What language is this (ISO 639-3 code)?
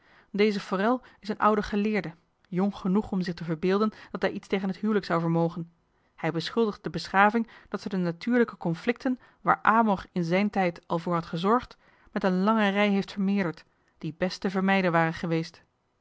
nld